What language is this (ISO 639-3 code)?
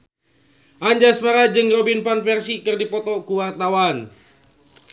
sun